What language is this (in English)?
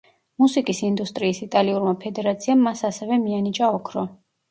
Georgian